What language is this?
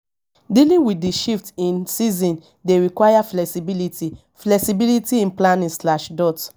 Nigerian Pidgin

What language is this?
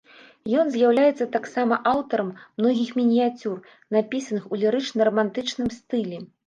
Belarusian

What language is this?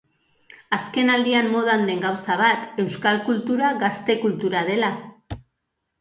Basque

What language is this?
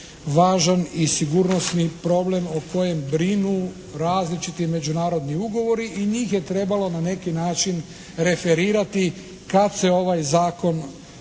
Croatian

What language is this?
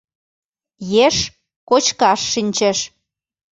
Mari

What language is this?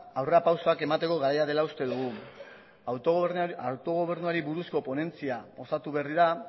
Basque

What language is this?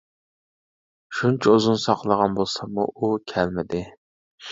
Uyghur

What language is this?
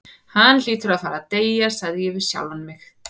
Icelandic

